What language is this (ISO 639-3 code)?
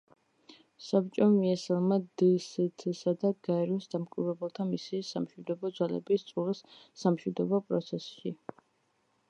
kat